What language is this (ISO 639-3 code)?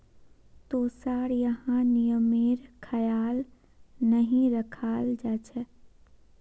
mag